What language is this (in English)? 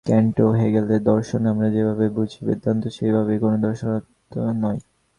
Bangla